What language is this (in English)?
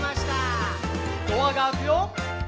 Japanese